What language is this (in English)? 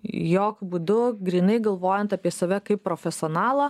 Lithuanian